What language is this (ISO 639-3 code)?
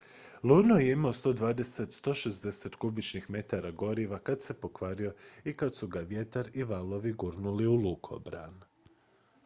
hrv